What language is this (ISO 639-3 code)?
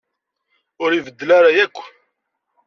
kab